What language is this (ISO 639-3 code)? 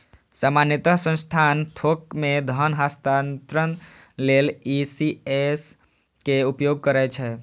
mai